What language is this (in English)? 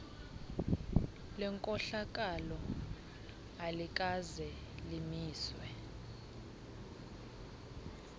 Xhosa